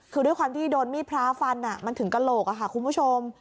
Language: Thai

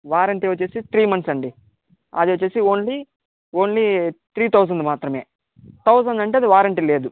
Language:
Telugu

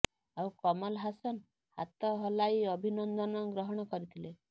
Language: Odia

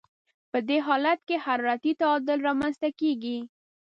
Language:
Pashto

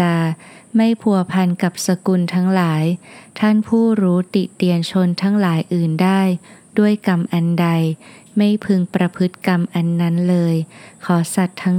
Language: Thai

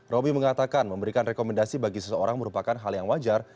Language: Indonesian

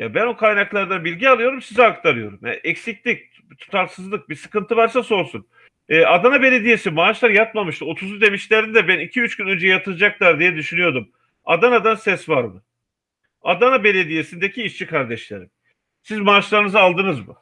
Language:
Turkish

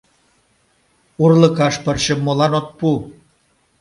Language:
Mari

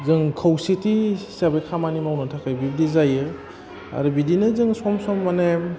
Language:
Bodo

